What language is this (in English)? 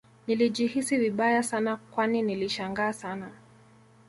Swahili